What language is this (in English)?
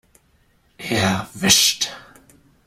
German